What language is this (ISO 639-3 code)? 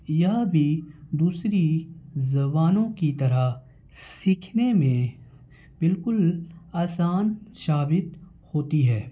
urd